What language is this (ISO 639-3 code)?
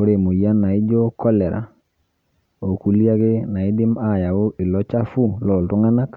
mas